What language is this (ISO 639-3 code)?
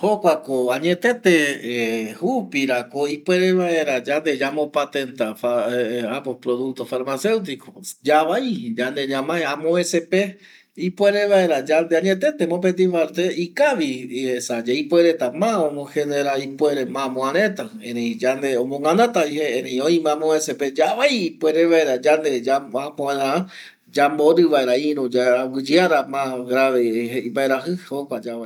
gui